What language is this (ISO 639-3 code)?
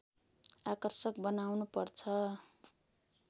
nep